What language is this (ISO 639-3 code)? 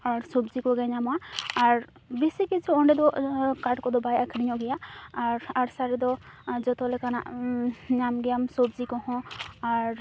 sat